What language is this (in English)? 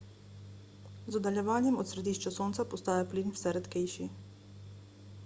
Slovenian